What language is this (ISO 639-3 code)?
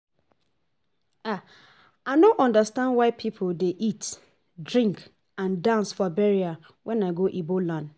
pcm